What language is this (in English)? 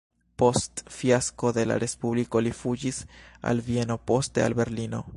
Esperanto